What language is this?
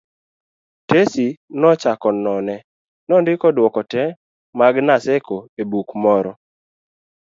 Luo (Kenya and Tanzania)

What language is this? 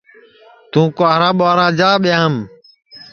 Sansi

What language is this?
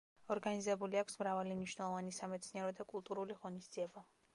Georgian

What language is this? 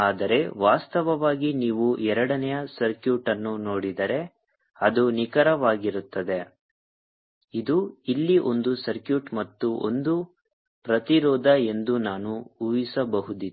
Kannada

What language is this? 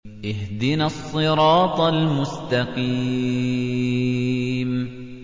Arabic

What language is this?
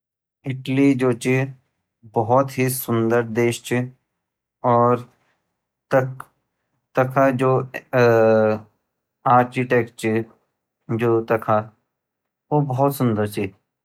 Garhwali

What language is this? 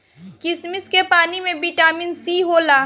Bhojpuri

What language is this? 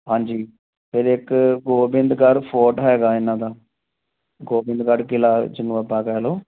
Punjabi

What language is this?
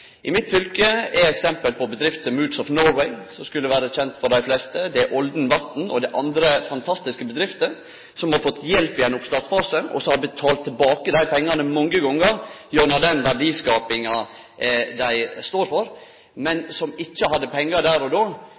Norwegian Nynorsk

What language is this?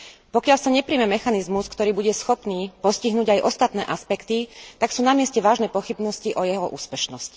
Slovak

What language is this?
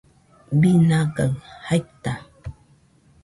Nüpode Huitoto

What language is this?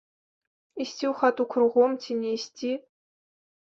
Belarusian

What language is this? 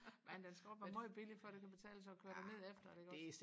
Danish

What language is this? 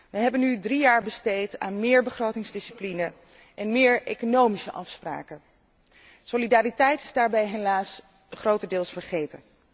Dutch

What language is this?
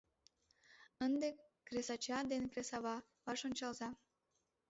Mari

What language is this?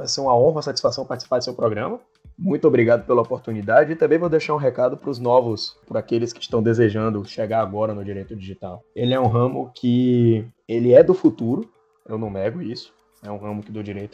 Portuguese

